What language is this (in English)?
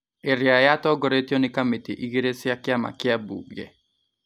Kikuyu